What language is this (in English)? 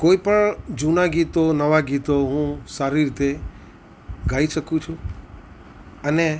Gujarati